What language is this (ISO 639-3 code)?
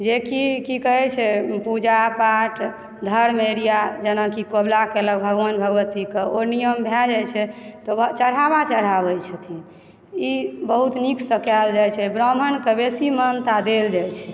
mai